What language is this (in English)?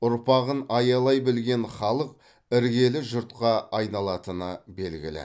Kazakh